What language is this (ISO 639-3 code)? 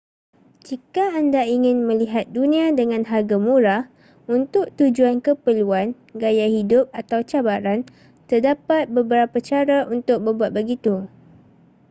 msa